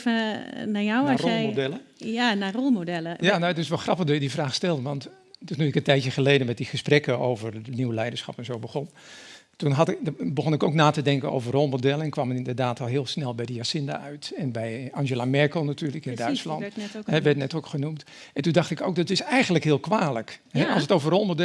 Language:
Dutch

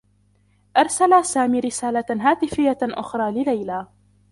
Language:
Arabic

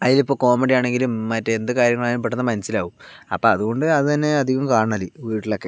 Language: Malayalam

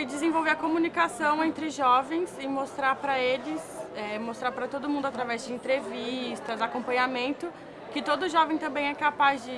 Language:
Portuguese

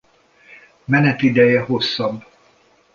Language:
Hungarian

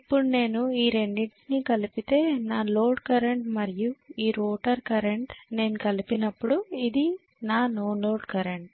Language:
Telugu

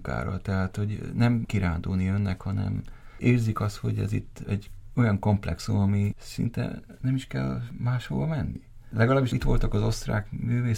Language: Hungarian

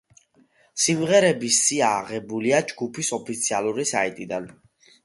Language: Georgian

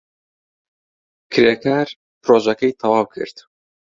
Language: Central Kurdish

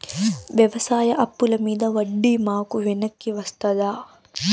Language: Telugu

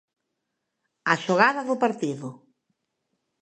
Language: Galician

